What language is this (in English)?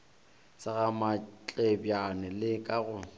Northern Sotho